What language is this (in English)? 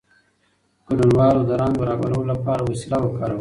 Pashto